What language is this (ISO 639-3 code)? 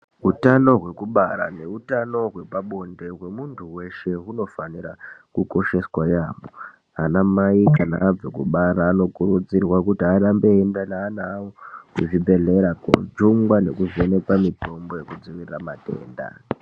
ndc